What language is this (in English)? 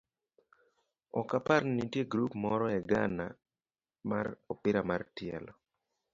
Luo (Kenya and Tanzania)